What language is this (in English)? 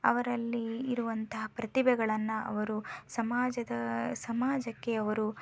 Kannada